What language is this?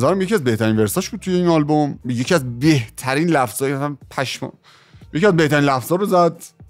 Persian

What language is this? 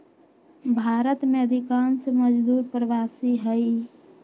Magahi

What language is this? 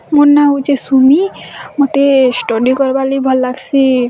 Odia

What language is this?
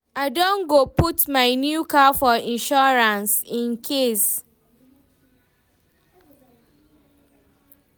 Nigerian Pidgin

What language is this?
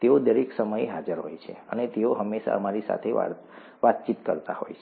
Gujarati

